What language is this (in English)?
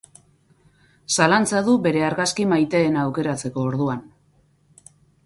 Basque